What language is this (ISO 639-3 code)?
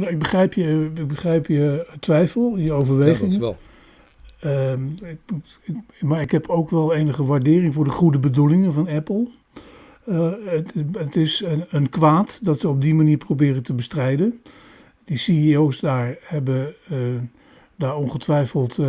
nld